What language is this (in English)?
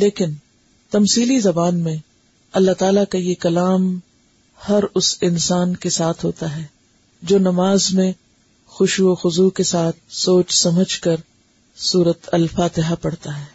Urdu